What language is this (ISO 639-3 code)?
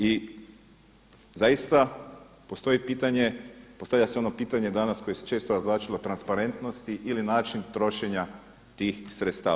hrv